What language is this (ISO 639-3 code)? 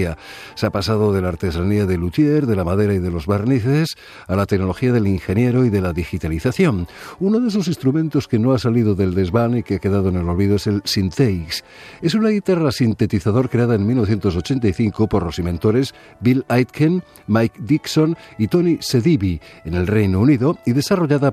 spa